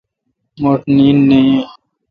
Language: Kalkoti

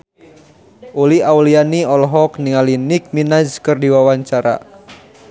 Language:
Sundanese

